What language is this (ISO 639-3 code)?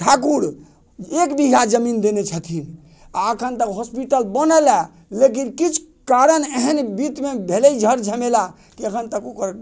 mai